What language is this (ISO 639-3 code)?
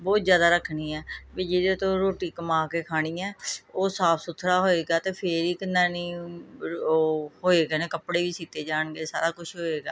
pan